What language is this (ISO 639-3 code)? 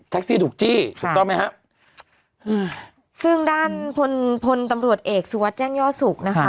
tha